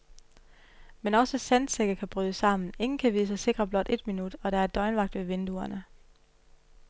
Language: Danish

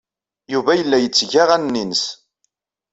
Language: Kabyle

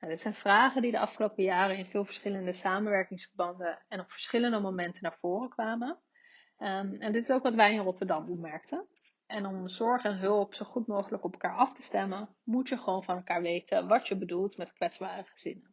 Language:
Dutch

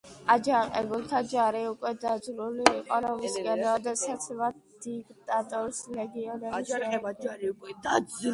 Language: Georgian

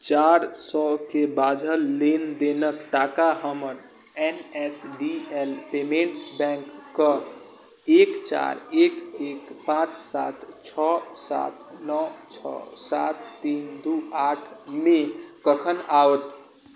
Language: Maithili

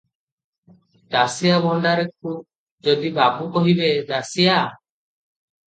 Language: Odia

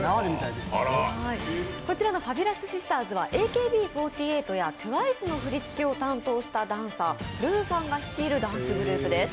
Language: Japanese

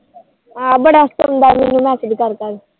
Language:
Punjabi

